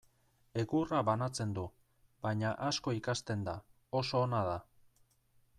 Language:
Basque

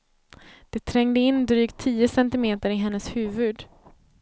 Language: Swedish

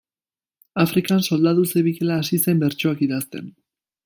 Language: Basque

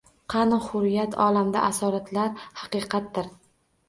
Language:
Uzbek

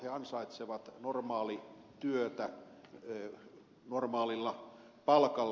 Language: Finnish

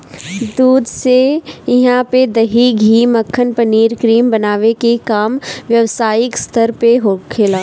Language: Bhojpuri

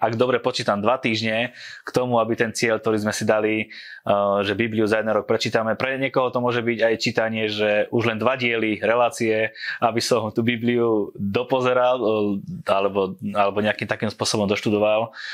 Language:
Slovak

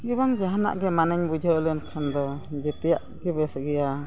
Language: Santali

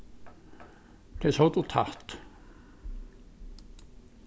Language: Faroese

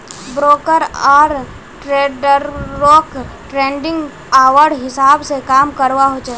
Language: Magahi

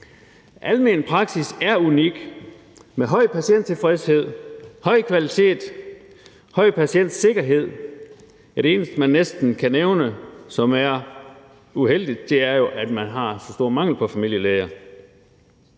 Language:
Danish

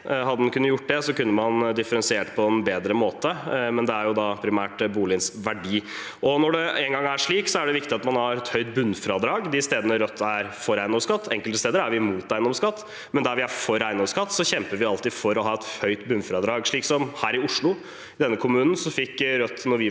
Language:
Norwegian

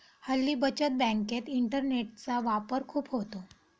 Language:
Marathi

